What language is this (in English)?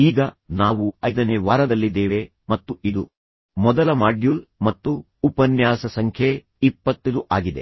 Kannada